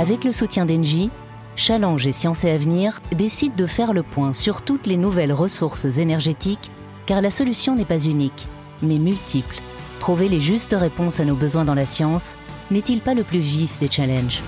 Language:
French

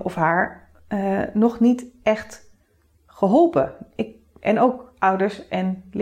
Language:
Dutch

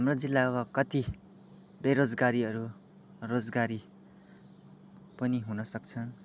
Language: Nepali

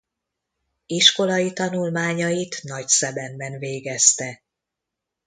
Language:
Hungarian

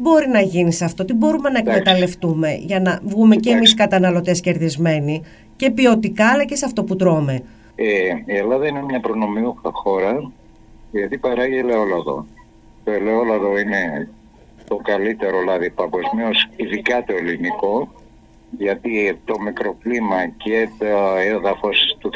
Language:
Greek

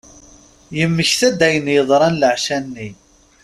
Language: Kabyle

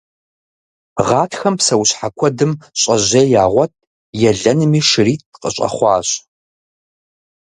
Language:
Kabardian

